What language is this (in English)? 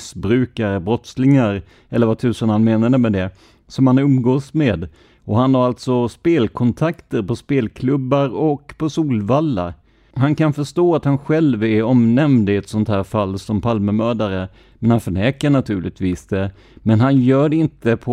Swedish